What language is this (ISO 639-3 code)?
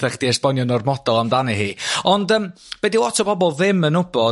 cym